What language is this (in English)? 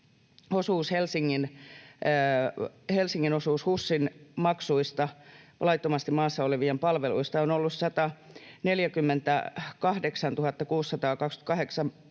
Finnish